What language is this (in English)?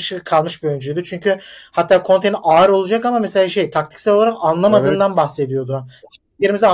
Turkish